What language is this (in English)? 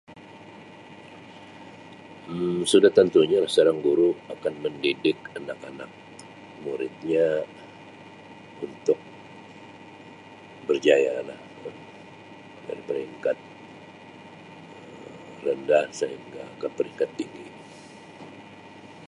Sabah Malay